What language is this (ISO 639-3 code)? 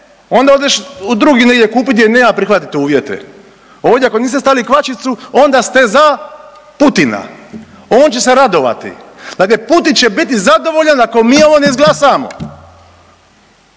hrv